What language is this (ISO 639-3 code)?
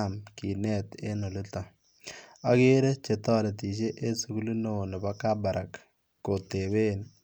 kln